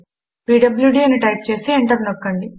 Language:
Telugu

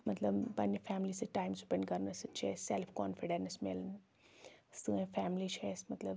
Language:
Kashmiri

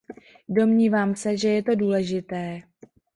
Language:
Czech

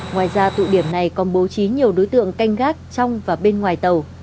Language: Vietnamese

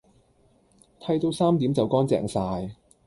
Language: Cantonese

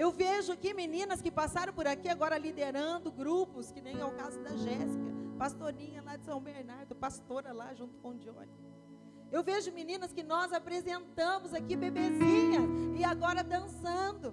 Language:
Portuguese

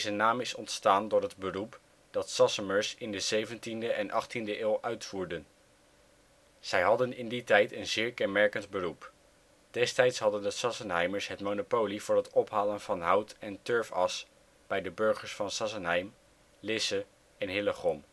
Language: Dutch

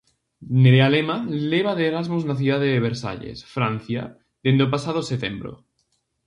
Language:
Galician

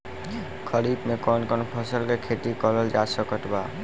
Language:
Bhojpuri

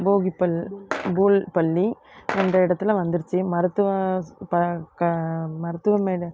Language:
Tamil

